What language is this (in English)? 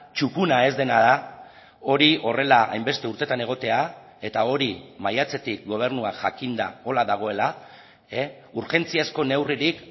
Basque